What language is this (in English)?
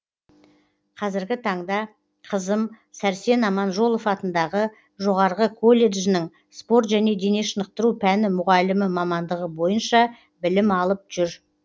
Kazakh